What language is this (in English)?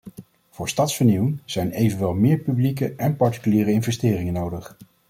Dutch